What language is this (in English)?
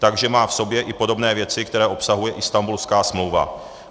Czech